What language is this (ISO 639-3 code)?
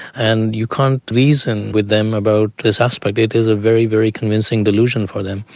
eng